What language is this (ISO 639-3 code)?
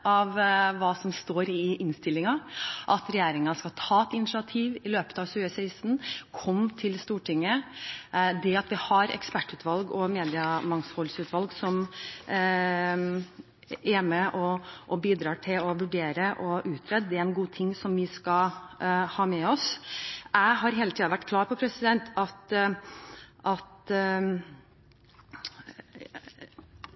nob